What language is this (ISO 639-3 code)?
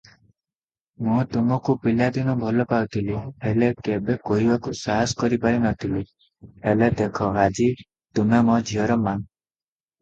ori